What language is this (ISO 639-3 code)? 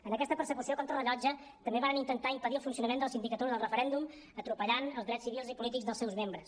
cat